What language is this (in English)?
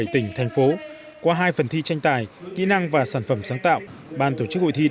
Vietnamese